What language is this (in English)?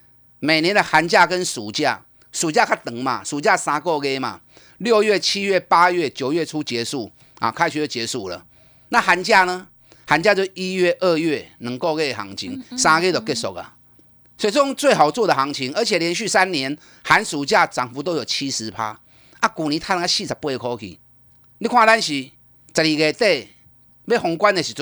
Chinese